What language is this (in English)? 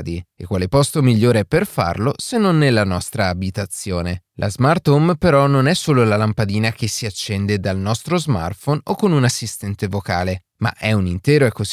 Italian